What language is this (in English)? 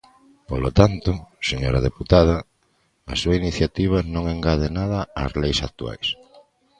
Galician